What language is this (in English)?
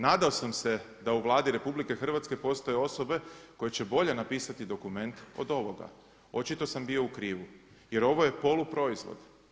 Croatian